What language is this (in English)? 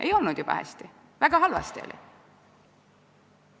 Estonian